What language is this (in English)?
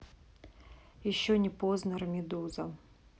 Russian